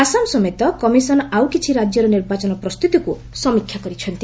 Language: Odia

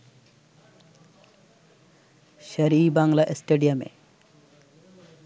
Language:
Bangla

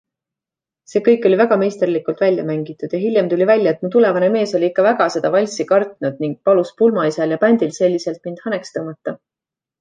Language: Estonian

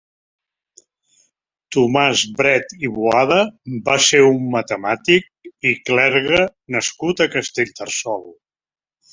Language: Catalan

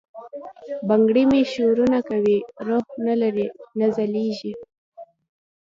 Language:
Pashto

